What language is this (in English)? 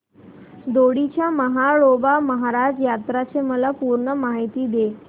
Marathi